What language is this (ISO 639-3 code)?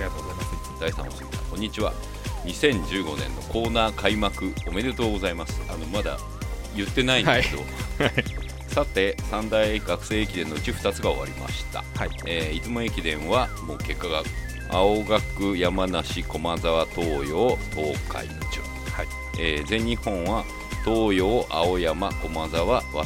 jpn